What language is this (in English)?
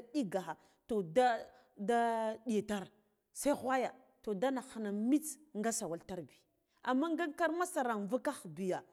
Guduf-Gava